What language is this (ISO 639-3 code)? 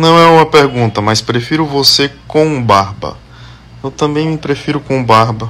por